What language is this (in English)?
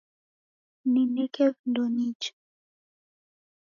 Taita